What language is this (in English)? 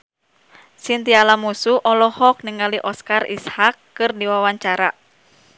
Sundanese